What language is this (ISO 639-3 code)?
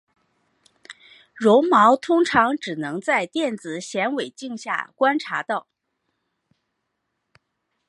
zho